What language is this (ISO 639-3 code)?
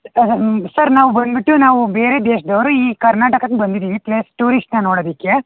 kan